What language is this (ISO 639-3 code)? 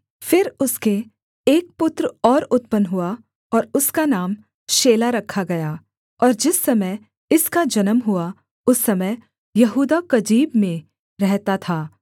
hin